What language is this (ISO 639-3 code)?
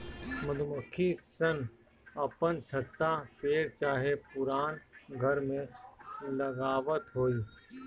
bho